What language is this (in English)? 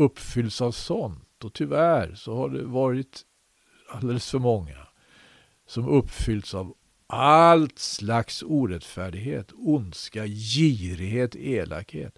Swedish